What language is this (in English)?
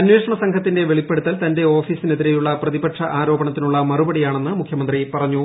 Malayalam